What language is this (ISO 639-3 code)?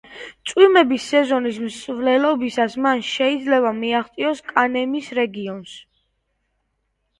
kat